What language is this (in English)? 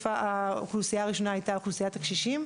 Hebrew